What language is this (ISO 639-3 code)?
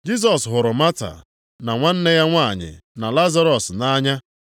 ibo